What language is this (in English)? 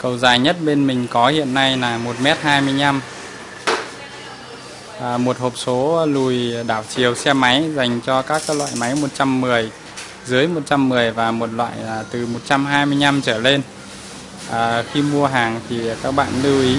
Vietnamese